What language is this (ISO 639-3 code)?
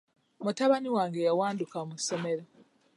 lug